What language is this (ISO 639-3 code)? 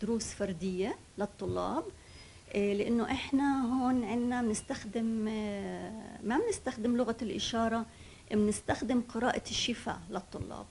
ara